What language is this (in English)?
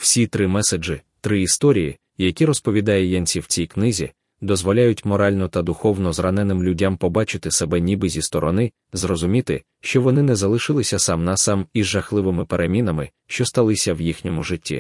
Ukrainian